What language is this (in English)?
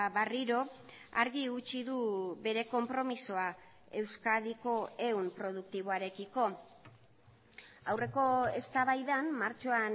Basque